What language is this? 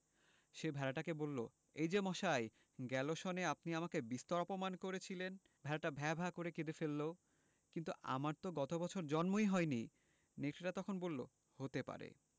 Bangla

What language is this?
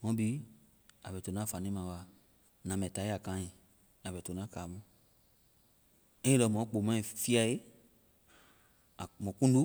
Vai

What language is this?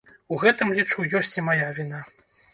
Belarusian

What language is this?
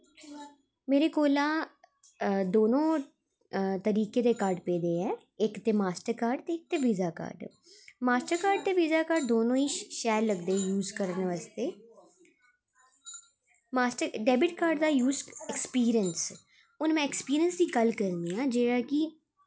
Dogri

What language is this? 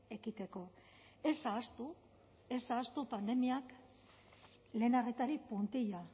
Basque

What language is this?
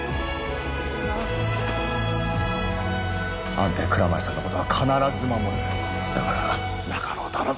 Japanese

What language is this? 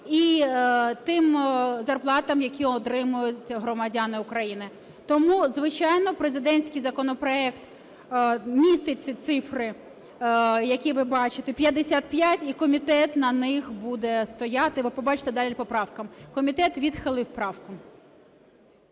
Ukrainian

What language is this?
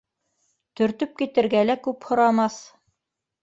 Bashkir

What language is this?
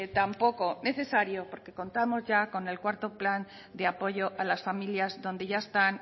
Spanish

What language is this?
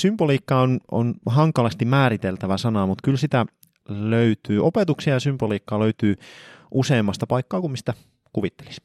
Finnish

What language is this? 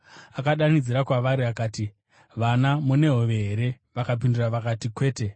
Shona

